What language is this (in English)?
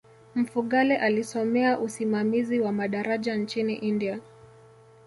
Swahili